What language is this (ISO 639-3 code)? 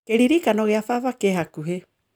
kik